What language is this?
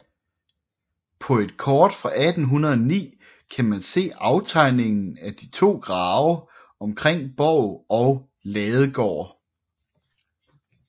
Danish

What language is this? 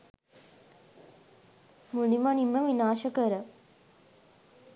Sinhala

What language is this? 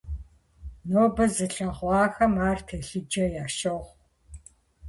Kabardian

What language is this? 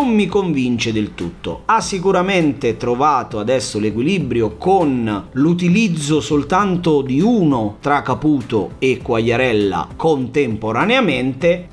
Italian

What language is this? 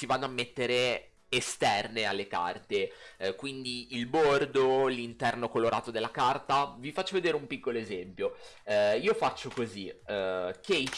Italian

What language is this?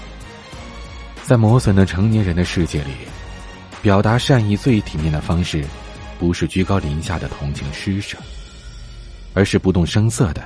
Chinese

